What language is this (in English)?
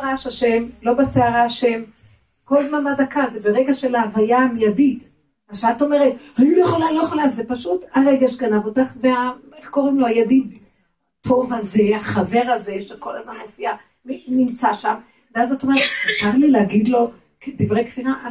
Hebrew